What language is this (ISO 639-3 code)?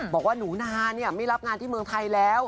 tha